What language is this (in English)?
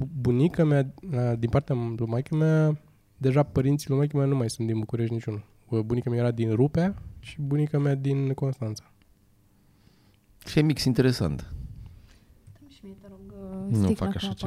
Romanian